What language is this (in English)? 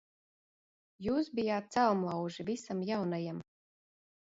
Latvian